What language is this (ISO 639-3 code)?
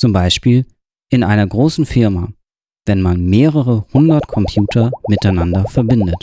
deu